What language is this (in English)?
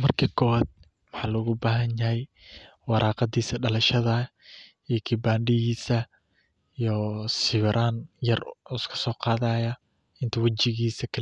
Somali